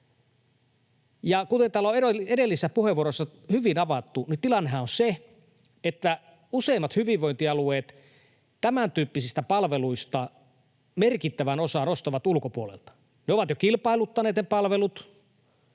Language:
Finnish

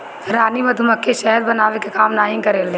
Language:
Bhojpuri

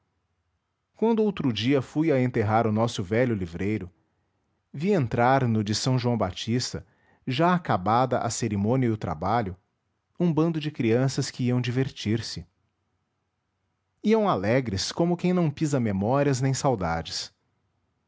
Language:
Portuguese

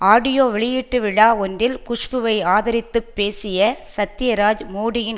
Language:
Tamil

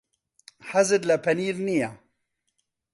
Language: Central Kurdish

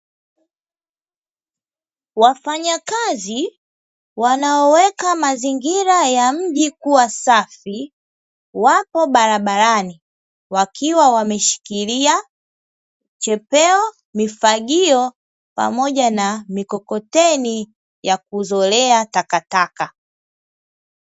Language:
Swahili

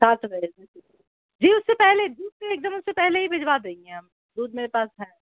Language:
Urdu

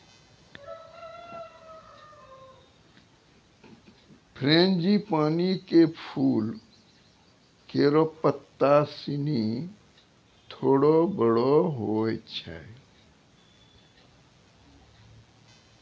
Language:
Maithili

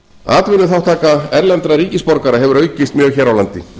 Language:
Icelandic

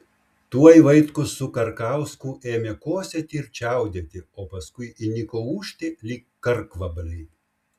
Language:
Lithuanian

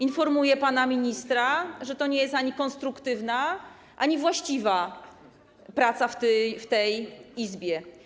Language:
Polish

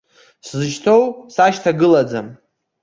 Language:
Abkhazian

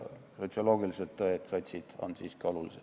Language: Estonian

